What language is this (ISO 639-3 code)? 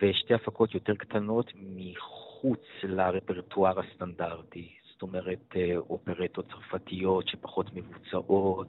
heb